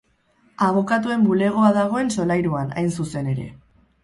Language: Basque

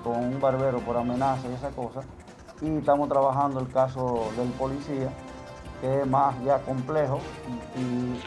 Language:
Spanish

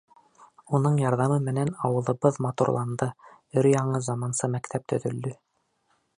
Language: Bashkir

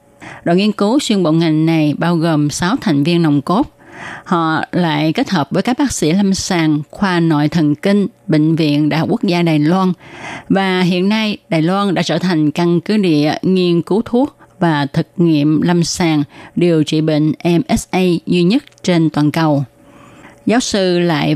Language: Vietnamese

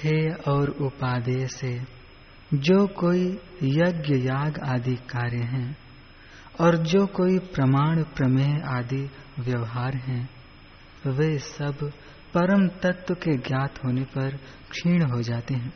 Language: Hindi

